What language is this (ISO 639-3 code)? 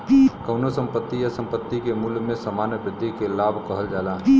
bho